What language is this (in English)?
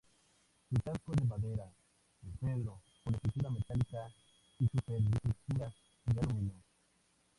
Spanish